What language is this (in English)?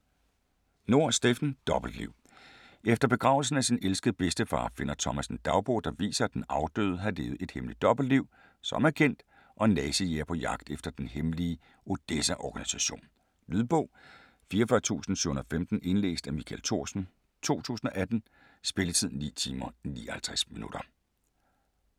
Danish